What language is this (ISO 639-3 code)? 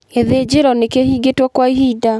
kik